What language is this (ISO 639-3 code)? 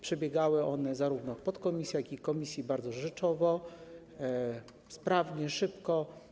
pol